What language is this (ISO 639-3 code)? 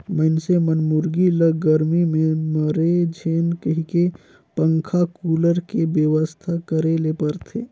hne